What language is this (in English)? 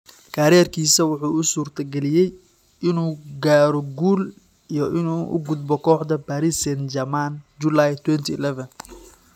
Somali